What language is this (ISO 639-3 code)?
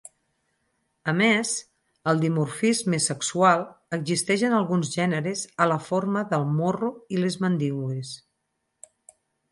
cat